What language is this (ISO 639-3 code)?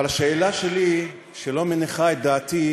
heb